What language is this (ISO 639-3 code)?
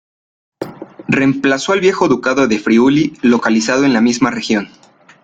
spa